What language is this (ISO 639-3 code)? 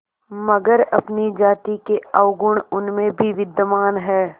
hin